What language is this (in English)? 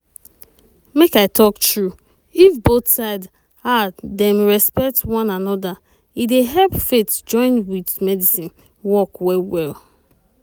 Nigerian Pidgin